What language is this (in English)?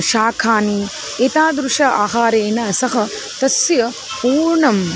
Sanskrit